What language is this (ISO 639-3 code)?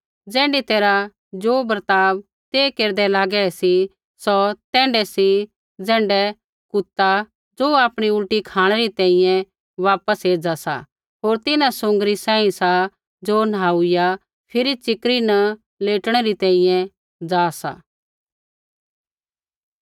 kfx